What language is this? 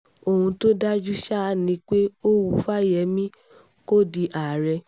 Yoruba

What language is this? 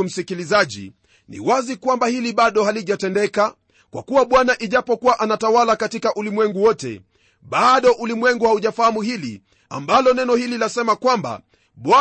Swahili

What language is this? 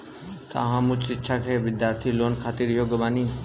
Bhojpuri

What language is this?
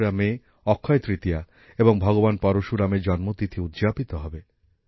Bangla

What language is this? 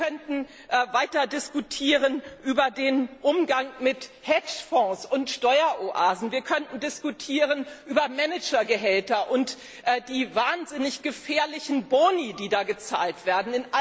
German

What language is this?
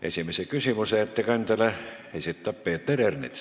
Estonian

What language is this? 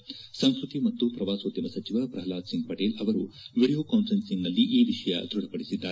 Kannada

